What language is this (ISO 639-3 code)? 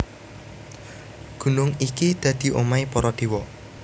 jav